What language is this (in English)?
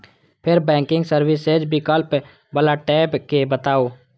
Maithili